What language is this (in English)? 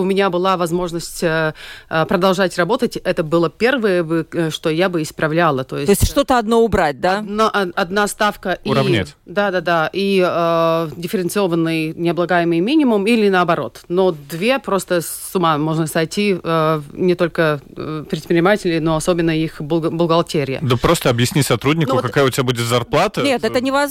Russian